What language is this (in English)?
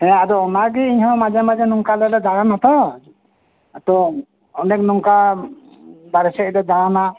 Santali